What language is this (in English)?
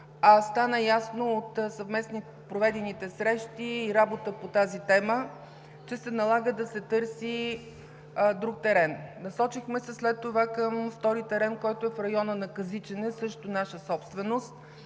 Bulgarian